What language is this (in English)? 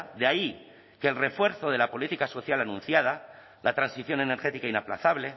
Spanish